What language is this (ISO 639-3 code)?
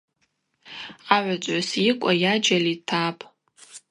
abq